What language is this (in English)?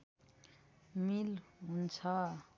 Nepali